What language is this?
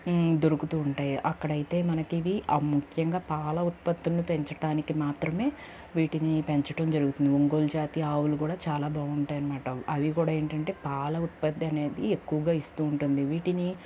Telugu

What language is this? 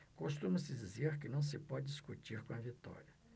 Portuguese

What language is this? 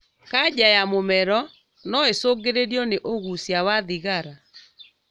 Kikuyu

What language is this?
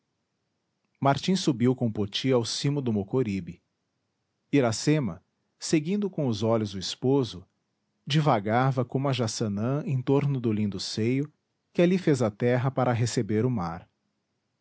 Portuguese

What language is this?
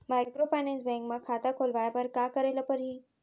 Chhattisgarhi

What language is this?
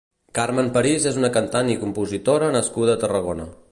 Catalan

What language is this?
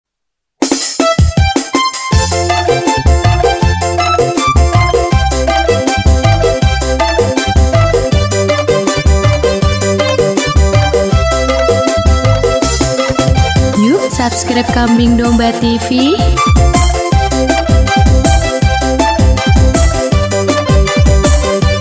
Indonesian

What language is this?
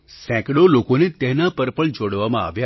Gujarati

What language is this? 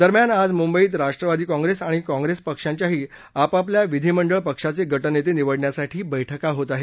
Marathi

